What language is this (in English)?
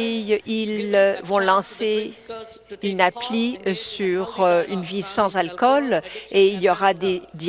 French